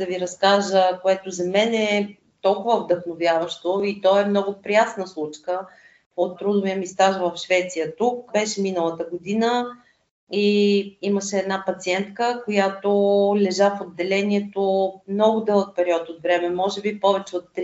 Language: Bulgarian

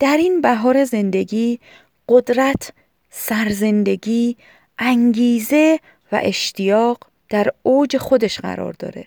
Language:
Persian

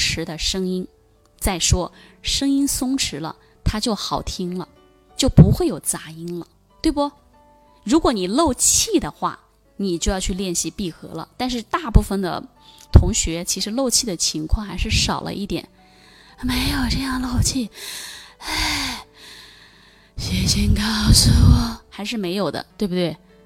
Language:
Chinese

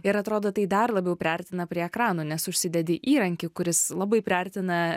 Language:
Lithuanian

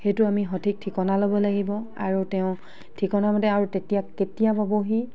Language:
Assamese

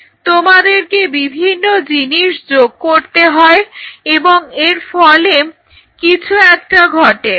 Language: Bangla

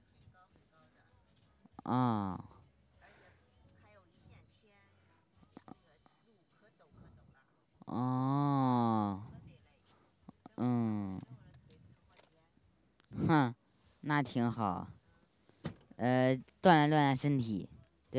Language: Chinese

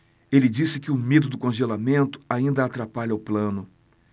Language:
Portuguese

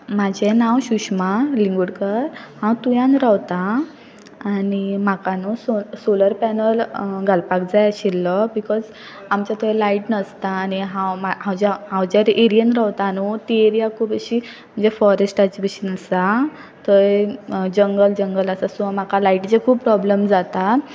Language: Konkani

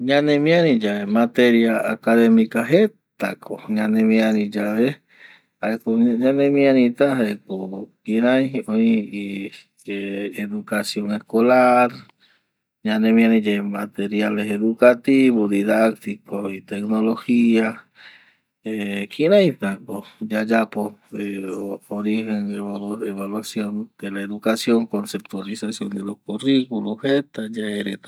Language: Eastern Bolivian Guaraní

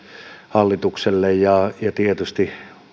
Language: Finnish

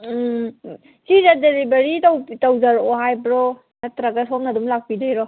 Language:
Manipuri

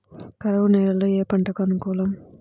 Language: Telugu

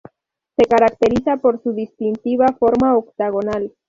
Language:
Spanish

